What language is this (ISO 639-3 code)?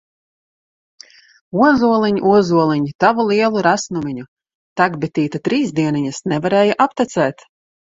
lav